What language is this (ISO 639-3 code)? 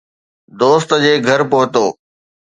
snd